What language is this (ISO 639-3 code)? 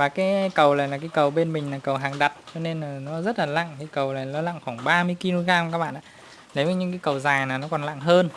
vie